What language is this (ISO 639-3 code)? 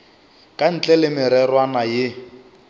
nso